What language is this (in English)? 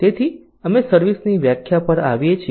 Gujarati